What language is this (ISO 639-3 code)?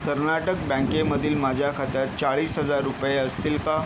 mar